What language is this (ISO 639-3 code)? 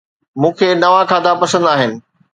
snd